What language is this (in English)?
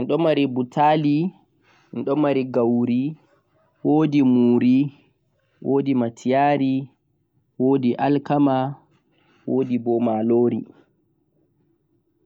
Central-Eastern Niger Fulfulde